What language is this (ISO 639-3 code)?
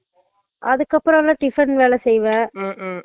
tam